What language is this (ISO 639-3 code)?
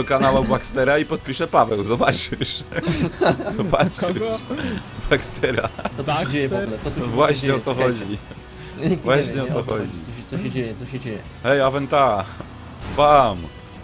pol